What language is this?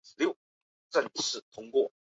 Chinese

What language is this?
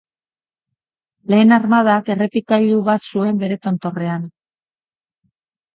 Basque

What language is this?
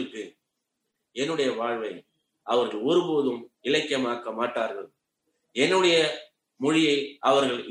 Tamil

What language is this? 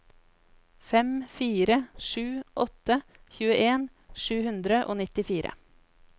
Norwegian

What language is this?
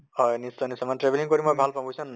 Assamese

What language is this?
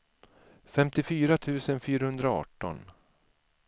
Swedish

